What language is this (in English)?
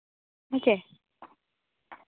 Santali